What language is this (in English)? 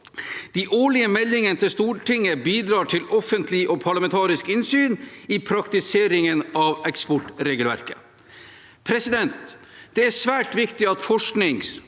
Norwegian